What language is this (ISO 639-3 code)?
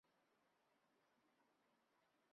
zho